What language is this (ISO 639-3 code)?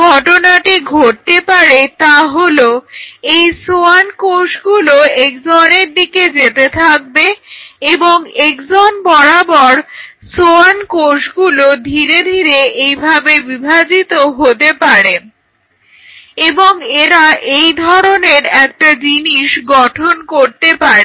ben